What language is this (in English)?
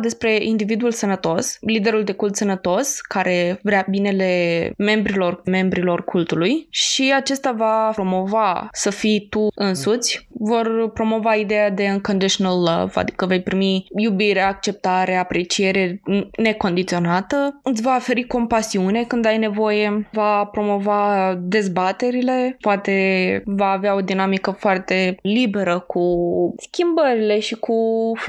Romanian